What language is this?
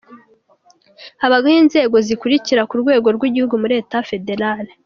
Kinyarwanda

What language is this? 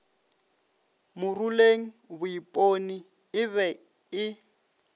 Northern Sotho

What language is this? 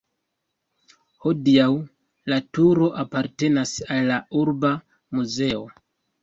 Esperanto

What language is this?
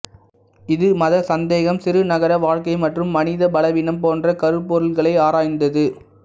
Tamil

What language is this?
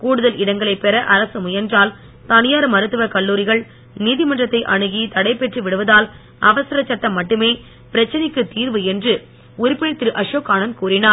Tamil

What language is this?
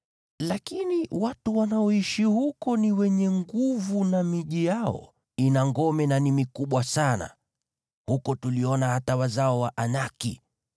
Swahili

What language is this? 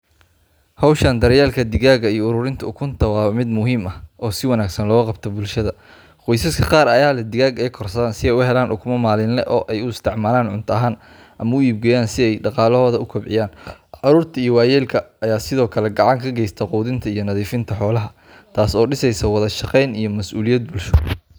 Somali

